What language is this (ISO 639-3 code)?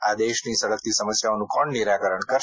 guj